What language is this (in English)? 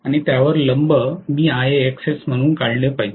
Marathi